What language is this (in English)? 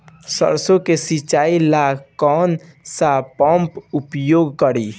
Bhojpuri